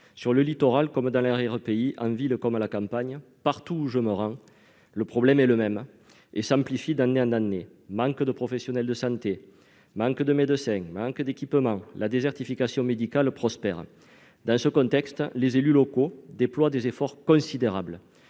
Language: French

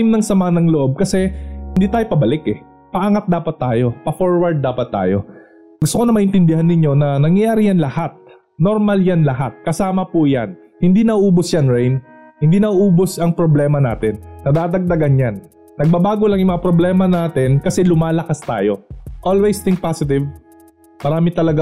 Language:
Filipino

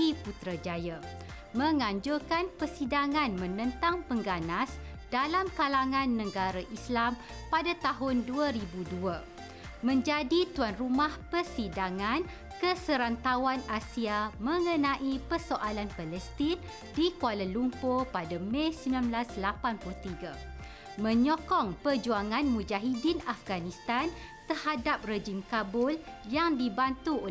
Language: Malay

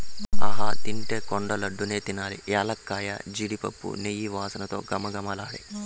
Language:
Telugu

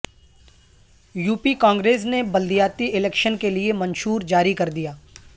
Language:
Urdu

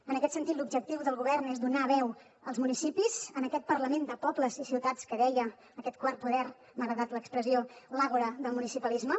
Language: Catalan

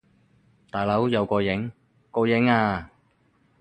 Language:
Cantonese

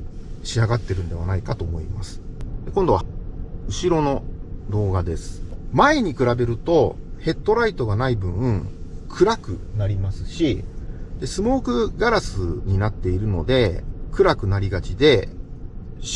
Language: Japanese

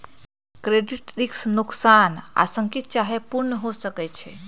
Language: Magahi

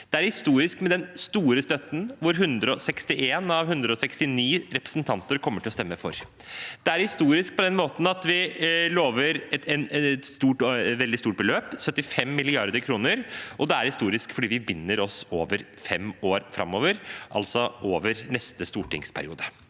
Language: Norwegian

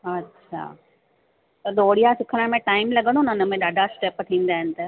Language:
Sindhi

